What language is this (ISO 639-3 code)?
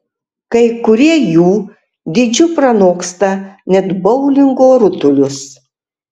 lit